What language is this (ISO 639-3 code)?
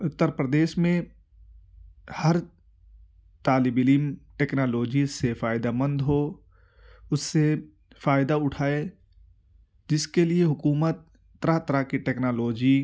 urd